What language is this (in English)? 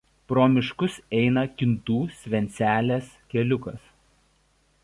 Lithuanian